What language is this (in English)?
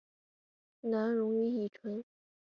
Chinese